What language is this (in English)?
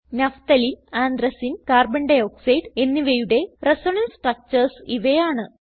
Malayalam